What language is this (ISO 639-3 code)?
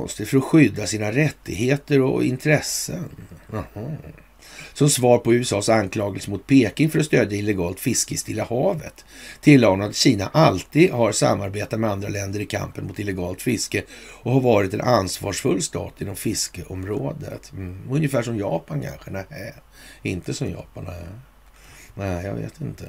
swe